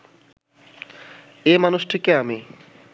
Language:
Bangla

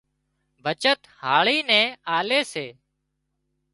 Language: Wadiyara Koli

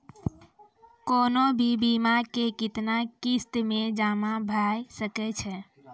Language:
Maithili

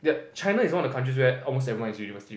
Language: English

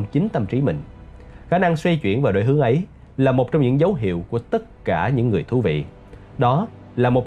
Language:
Vietnamese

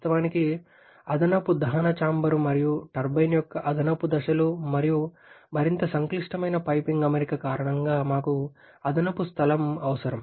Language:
Telugu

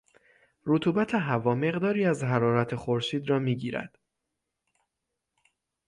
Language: Persian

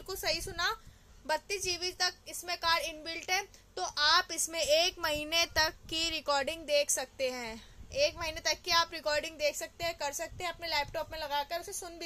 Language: Hindi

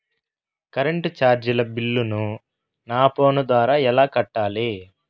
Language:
Telugu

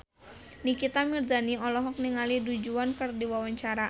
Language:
Sundanese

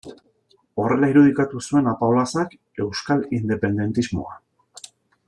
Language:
Basque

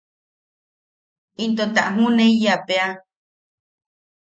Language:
Yaqui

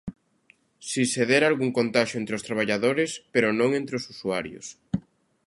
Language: Galician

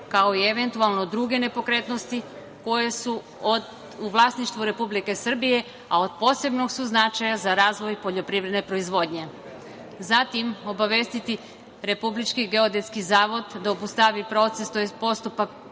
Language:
Serbian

